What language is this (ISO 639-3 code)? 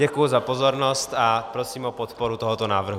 ces